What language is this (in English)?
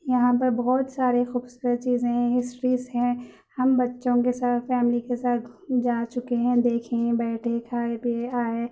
Urdu